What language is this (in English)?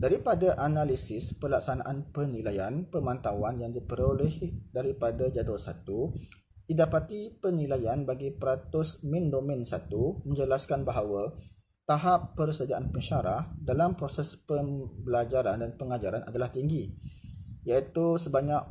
Malay